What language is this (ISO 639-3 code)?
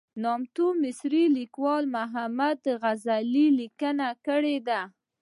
pus